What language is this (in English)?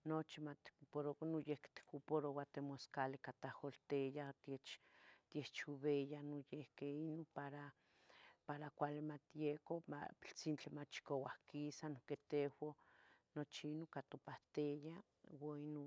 Tetelcingo Nahuatl